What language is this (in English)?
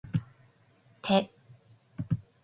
Japanese